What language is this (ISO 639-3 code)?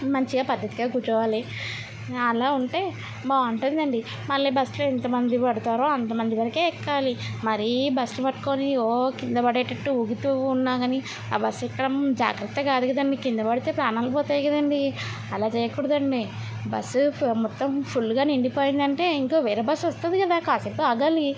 tel